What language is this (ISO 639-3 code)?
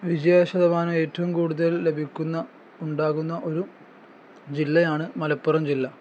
mal